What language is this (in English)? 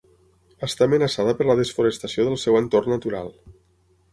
Catalan